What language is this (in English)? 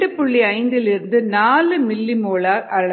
Tamil